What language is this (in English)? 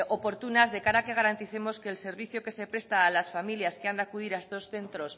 Spanish